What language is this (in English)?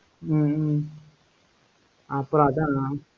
Tamil